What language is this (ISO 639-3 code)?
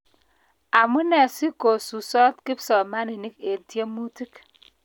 kln